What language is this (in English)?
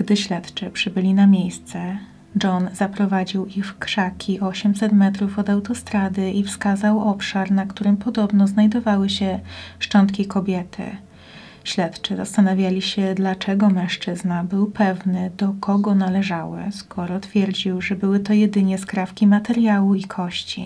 Polish